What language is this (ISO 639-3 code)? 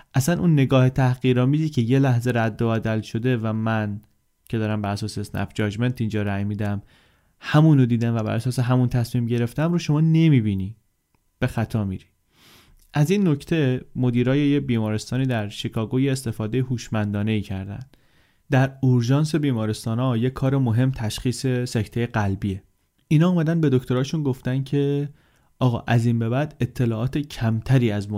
fas